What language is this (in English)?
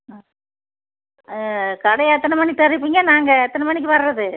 Tamil